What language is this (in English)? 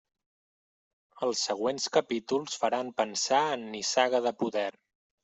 Catalan